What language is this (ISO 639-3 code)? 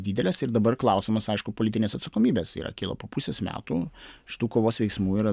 lit